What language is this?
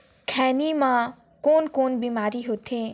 Chhattisgarhi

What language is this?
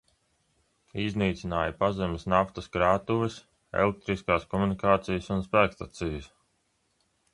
Latvian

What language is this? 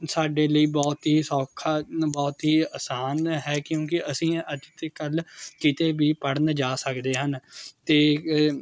Punjabi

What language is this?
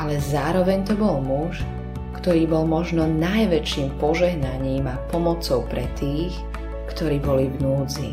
Slovak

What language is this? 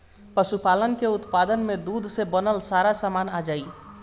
Bhojpuri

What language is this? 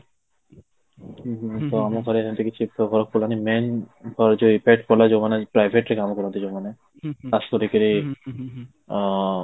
Odia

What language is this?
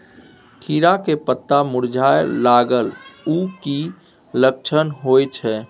Maithili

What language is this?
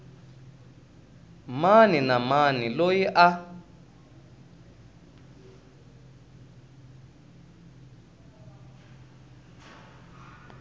Tsonga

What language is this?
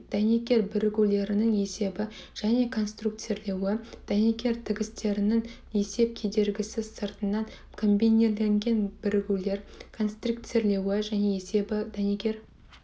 Kazakh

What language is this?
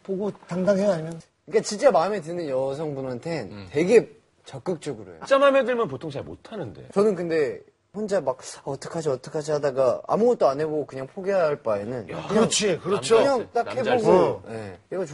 Korean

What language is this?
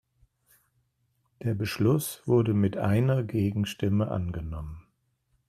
German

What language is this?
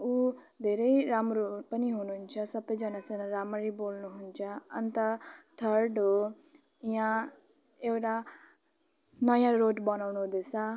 Nepali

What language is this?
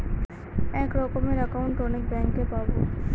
Bangla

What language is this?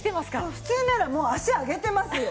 Japanese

